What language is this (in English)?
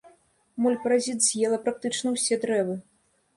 Belarusian